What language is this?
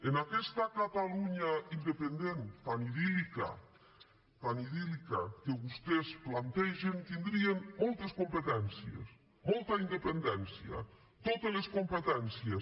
Catalan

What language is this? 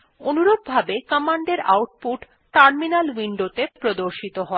Bangla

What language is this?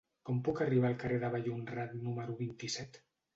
Catalan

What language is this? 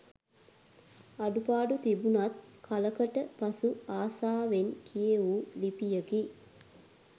Sinhala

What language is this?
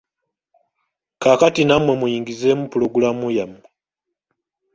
Ganda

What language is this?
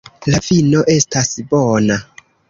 Esperanto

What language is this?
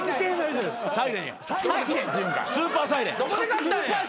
Japanese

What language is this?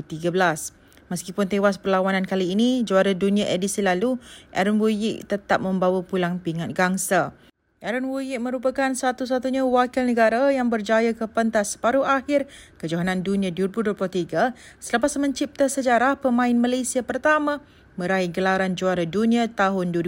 Malay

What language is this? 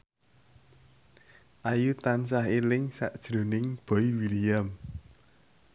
Javanese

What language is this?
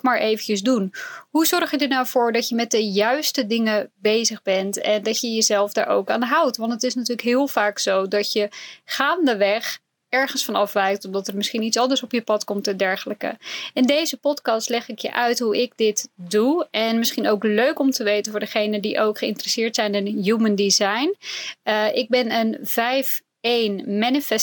Dutch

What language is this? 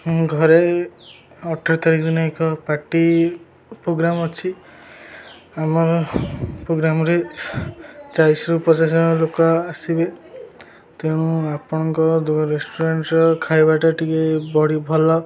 Odia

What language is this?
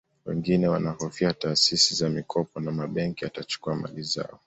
Swahili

